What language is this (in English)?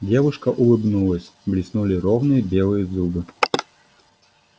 Russian